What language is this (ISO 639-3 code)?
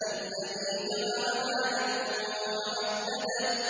ara